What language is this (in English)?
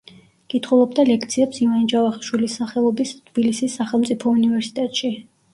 Georgian